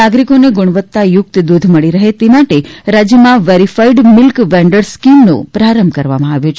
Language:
Gujarati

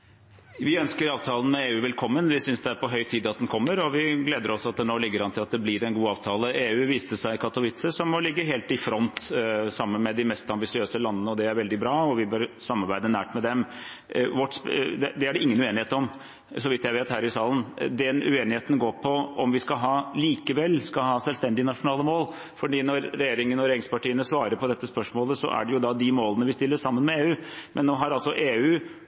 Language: Norwegian Bokmål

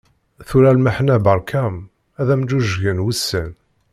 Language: Kabyle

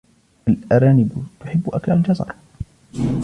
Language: Arabic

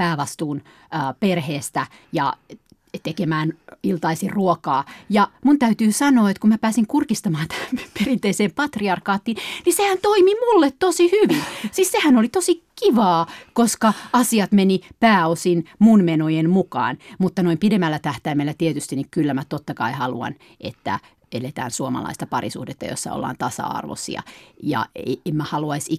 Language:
Finnish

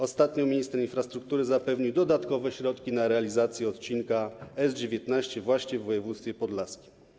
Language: Polish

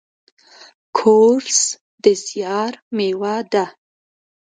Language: Pashto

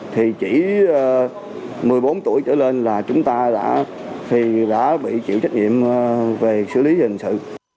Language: Vietnamese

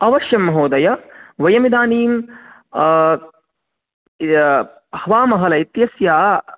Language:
Sanskrit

